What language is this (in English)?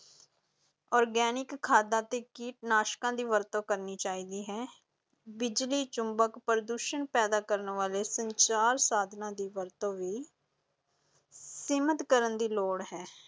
Punjabi